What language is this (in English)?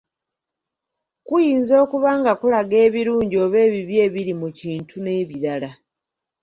Ganda